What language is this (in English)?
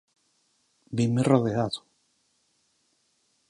Galician